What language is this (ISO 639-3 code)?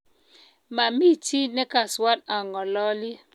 kln